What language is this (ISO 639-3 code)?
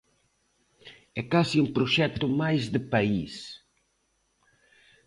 glg